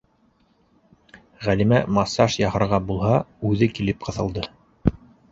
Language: Bashkir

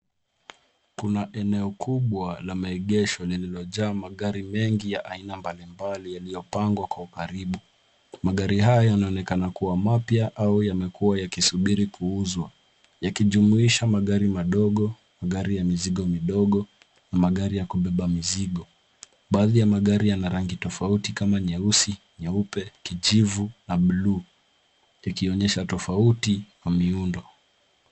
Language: Swahili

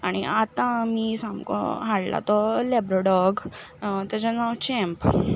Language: Konkani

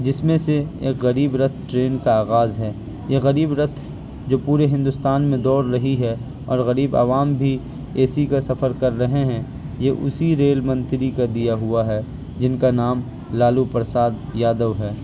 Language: Urdu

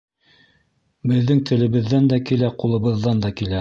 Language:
Bashkir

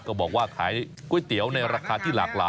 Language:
Thai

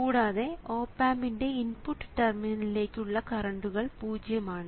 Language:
Malayalam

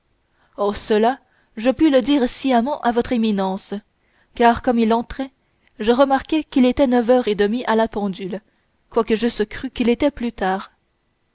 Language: French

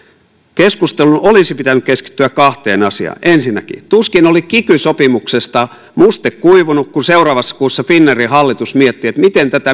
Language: Finnish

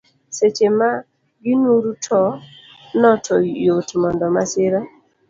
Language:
Luo (Kenya and Tanzania)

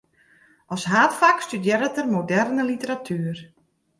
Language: Western Frisian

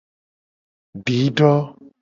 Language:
Gen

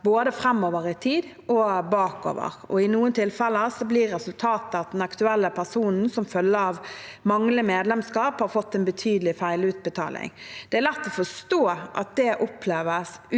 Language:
Norwegian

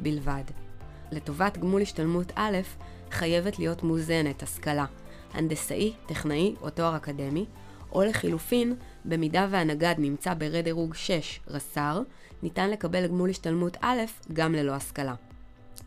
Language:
Hebrew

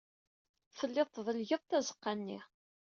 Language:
Kabyle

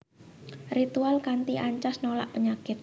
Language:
Javanese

